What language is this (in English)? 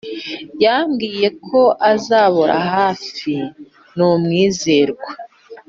Kinyarwanda